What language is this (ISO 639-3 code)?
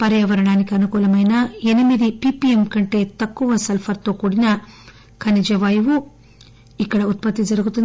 tel